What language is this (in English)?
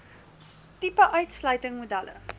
Afrikaans